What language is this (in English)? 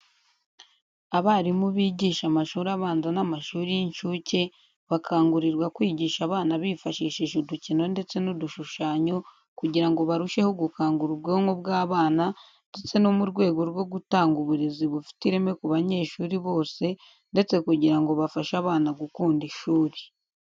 Kinyarwanda